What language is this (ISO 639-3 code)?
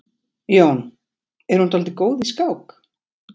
isl